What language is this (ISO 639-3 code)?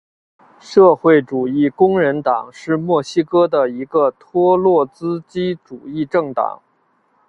zho